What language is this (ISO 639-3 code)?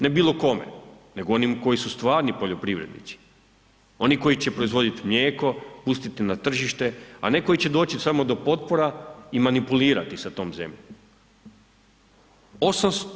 hrv